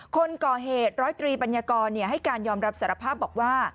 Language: Thai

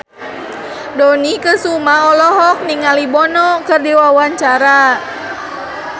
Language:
Sundanese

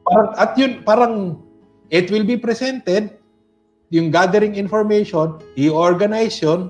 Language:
Filipino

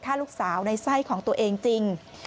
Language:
Thai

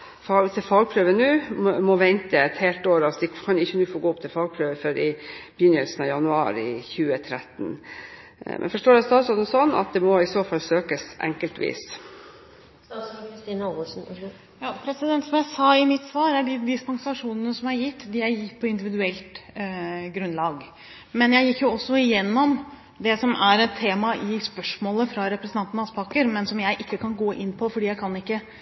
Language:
Norwegian Bokmål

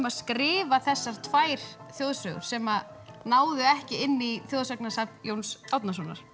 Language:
Icelandic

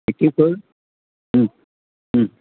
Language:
Sindhi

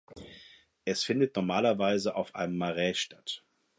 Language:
German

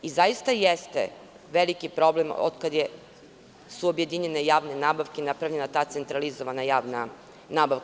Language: Serbian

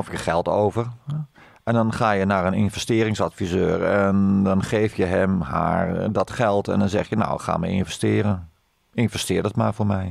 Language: Dutch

